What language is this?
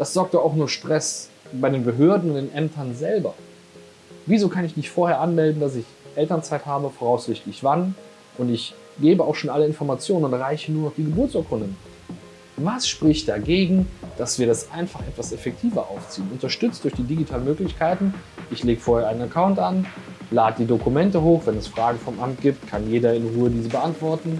German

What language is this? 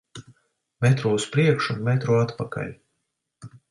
Latvian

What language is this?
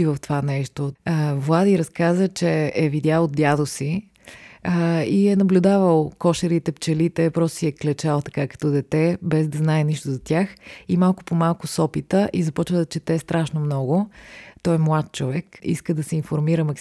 Bulgarian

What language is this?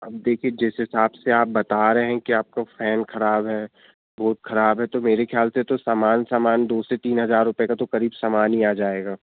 Hindi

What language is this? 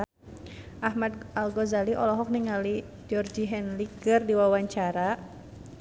Sundanese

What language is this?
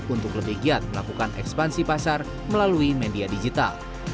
Indonesian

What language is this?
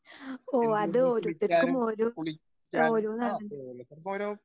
Malayalam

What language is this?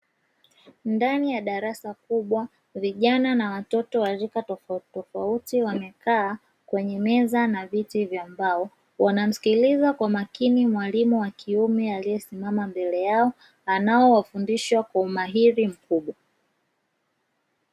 Swahili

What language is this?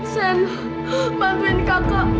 Indonesian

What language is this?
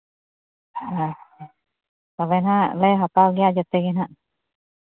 Santali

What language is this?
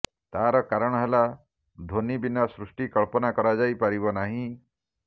Odia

